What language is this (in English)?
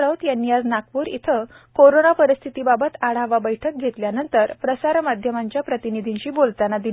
Marathi